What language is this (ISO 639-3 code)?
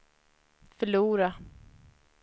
swe